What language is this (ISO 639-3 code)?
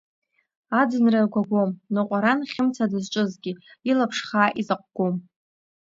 abk